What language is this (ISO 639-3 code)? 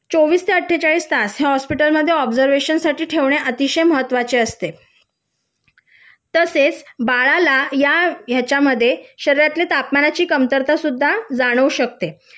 mar